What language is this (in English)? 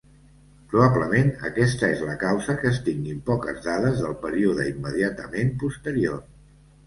Catalan